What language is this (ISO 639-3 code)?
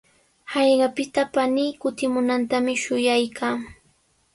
qws